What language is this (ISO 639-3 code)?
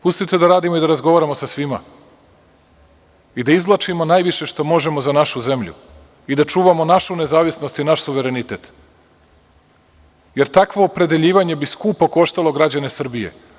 srp